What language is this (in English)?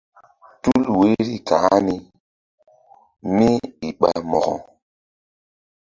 Mbum